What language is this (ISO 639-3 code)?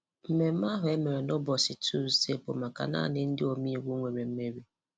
ibo